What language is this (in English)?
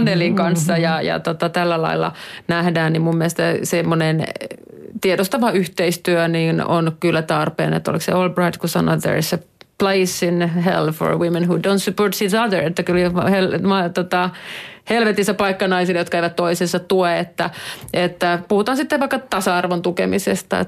Finnish